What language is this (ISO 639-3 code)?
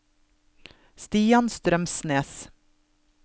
nor